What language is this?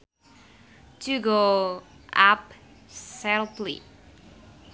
Sundanese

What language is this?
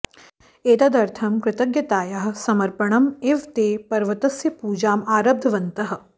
Sanskrit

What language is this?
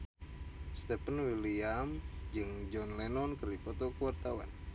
Sundanese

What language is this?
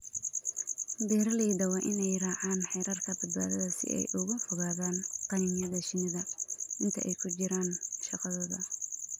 Somali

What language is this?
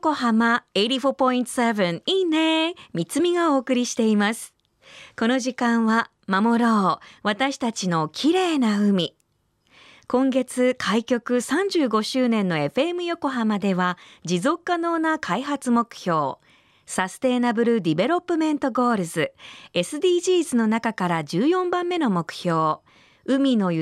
Japanese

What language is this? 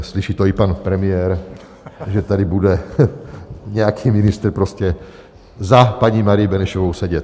Czech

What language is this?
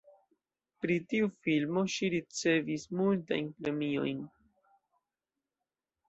Esperanto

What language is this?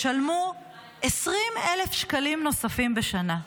Hebrew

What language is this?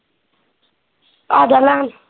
Punjabi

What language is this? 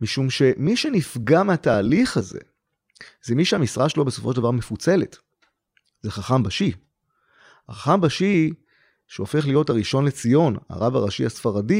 Hebrew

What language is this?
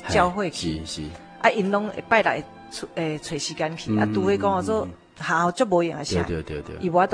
Chinese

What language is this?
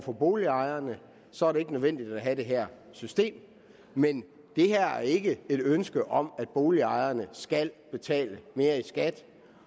Danish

